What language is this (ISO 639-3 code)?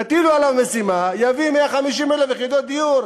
heb